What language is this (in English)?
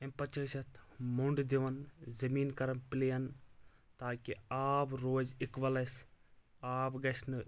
Kashmiri